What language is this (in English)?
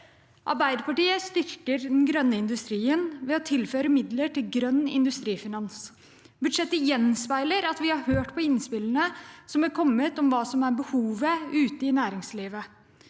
Norwegian